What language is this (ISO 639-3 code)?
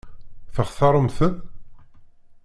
kab